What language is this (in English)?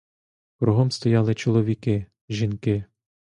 Ukrainian